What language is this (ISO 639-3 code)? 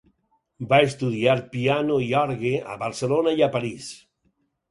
cat